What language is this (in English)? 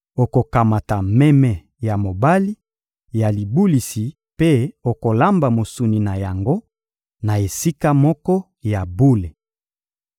Lingala